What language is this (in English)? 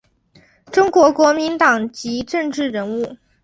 Chinese